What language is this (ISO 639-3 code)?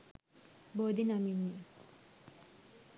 sin